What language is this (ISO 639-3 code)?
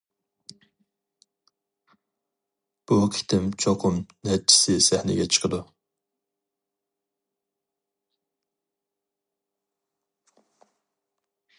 uig